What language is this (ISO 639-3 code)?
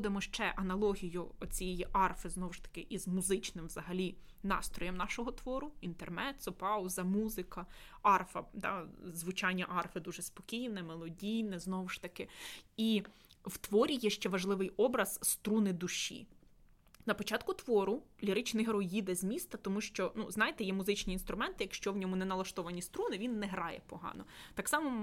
ukr